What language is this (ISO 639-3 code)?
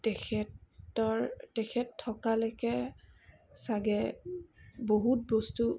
asm